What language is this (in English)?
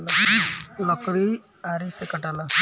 Bhojpuri